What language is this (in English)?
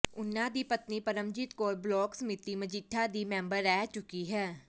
Punjabi